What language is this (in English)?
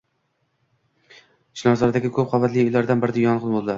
Uzbek